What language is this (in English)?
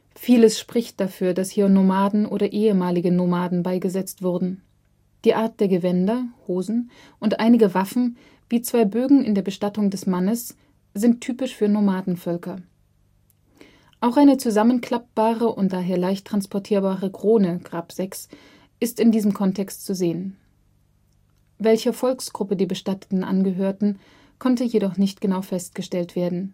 German